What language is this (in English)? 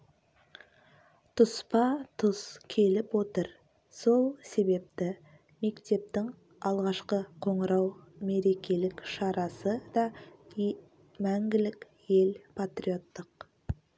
Kazakh